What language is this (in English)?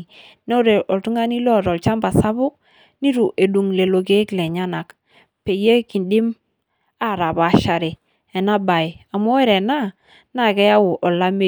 Masai